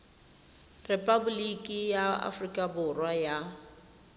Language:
Tswana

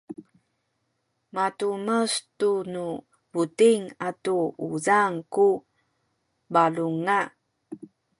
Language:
Sakizaya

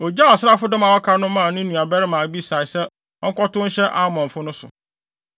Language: Akan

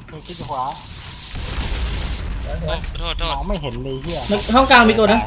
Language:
Thai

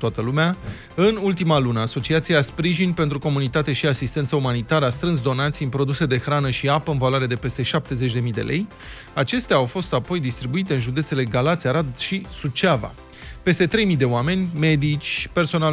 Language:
Romanian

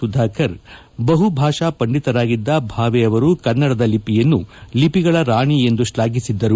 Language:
Kannada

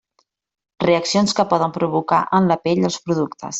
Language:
Catalan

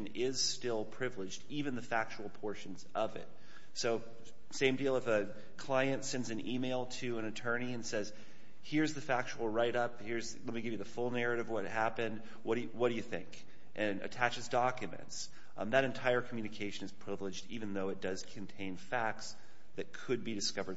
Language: English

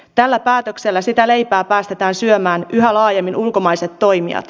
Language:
Finnish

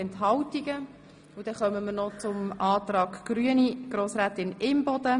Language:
Swiss German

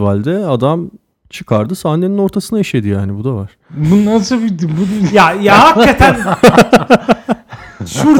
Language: Turkish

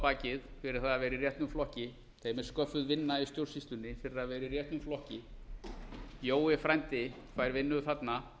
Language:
Icelandic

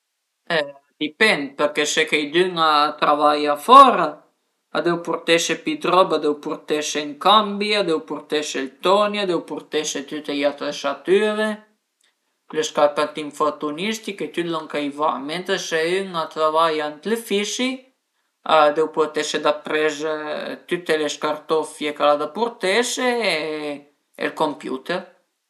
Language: Piedmontese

